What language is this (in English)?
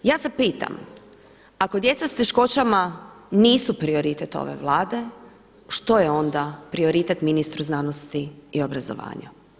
Croatian